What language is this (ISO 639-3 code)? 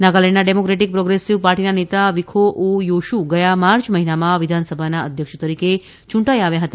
guj